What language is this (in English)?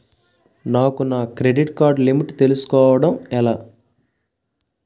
Telugu